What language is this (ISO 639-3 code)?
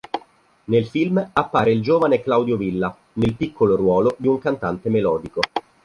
ita